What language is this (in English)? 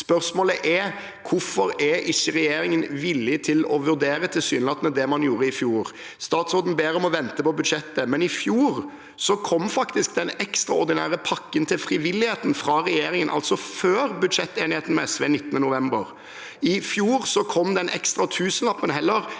Norwegian